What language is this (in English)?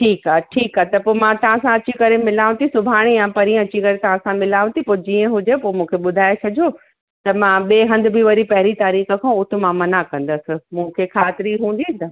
Sindhi